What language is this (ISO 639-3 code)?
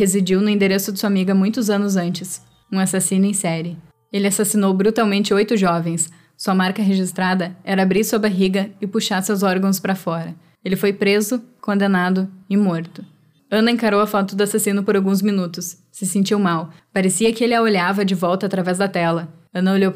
por